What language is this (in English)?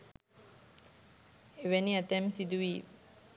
Sinhala